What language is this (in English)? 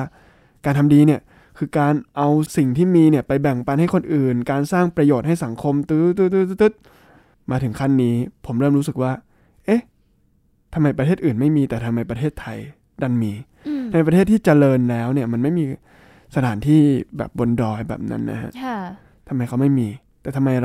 Thai